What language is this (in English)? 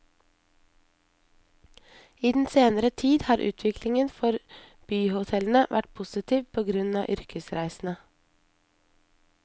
Norwegian